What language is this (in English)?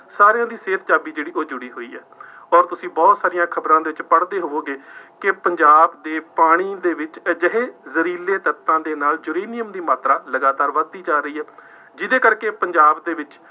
Punjabi